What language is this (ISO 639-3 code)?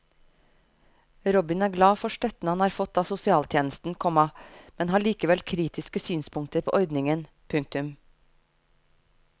nor